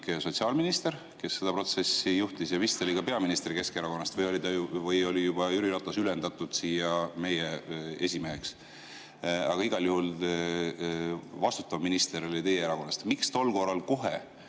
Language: Estonian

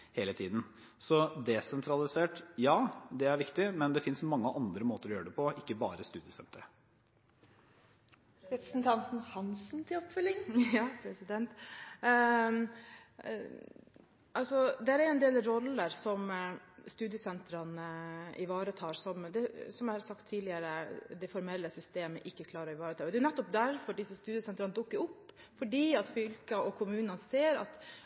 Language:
Norwegian Bokmål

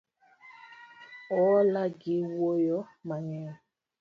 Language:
Luo (Kenya and Tanzania)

